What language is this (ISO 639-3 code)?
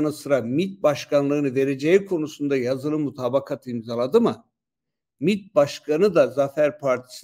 tur